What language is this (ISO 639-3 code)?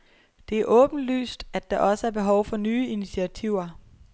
dan